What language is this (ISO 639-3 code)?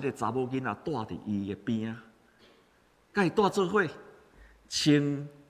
zho